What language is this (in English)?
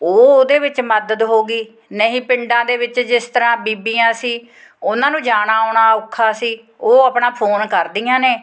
Punjabi